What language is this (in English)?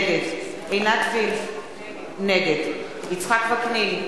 Hebrew